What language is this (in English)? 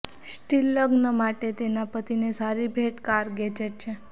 Gujarati